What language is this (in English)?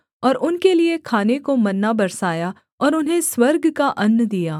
Hindi